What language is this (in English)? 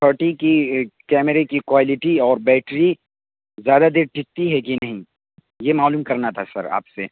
Urdu